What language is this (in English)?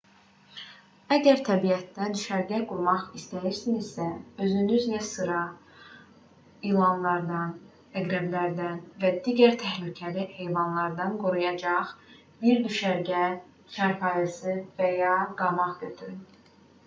Azerbaijani